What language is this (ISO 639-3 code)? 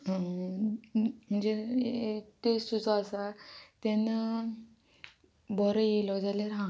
kok